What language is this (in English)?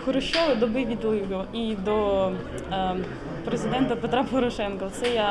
Ukrainian